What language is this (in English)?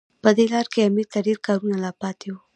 Pashto